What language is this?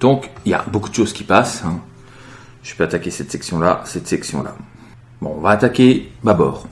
French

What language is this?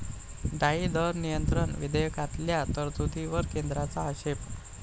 Marathi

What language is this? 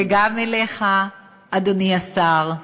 Hebrew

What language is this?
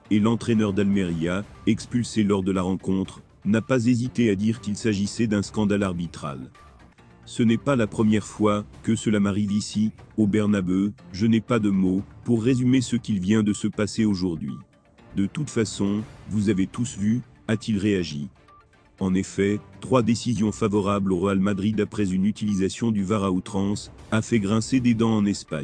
French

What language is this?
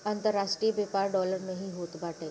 Bhojpuri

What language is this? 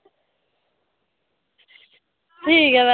Dogri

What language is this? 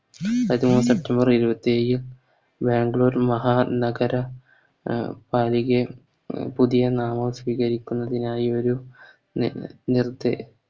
Malayalam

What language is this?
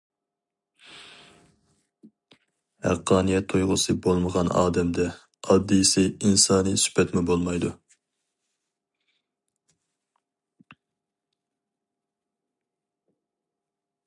Uyghur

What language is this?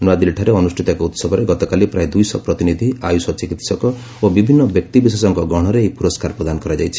Odia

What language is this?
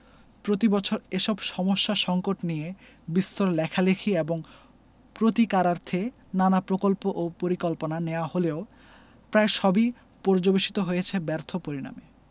Bangla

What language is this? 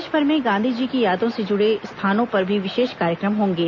Hindi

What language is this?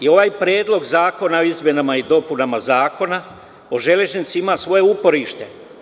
Serbian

